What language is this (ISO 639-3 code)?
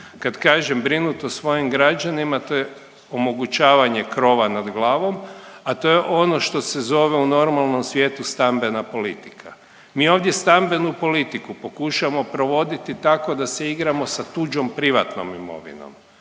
hrv